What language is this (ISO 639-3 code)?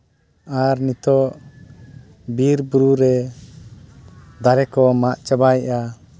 sat